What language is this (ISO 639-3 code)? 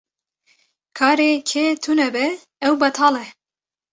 kur